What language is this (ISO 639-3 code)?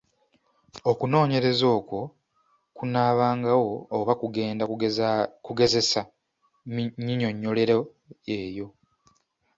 lug